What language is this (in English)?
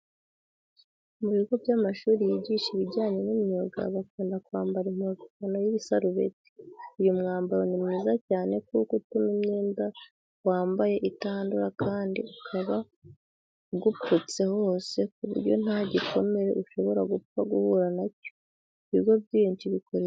Kinyarwanda